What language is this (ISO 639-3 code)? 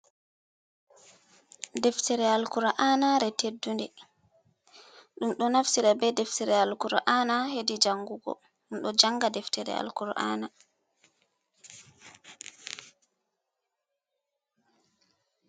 ful